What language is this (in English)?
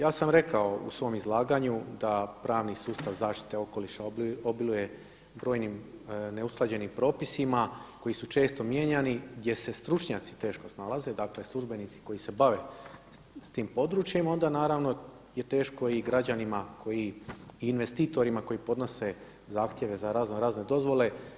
Croatian